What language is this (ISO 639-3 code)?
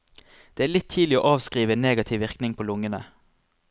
nor